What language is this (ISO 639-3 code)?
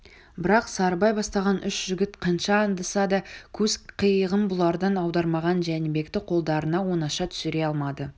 kaz